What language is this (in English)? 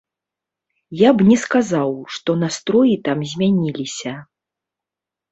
Belarusian